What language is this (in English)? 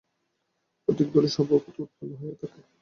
Bangla